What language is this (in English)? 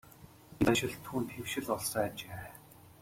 Mongolian